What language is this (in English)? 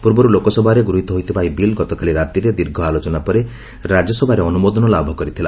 Odia